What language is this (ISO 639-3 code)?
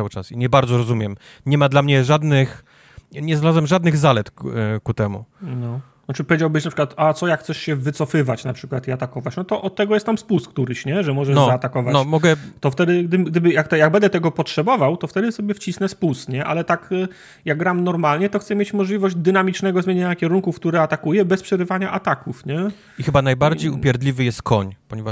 pol